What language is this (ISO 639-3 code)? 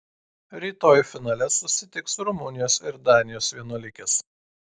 lit